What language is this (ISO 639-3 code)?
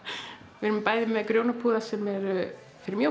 isl